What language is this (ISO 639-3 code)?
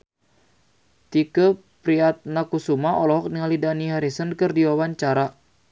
sun